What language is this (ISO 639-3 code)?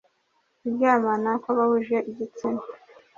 kin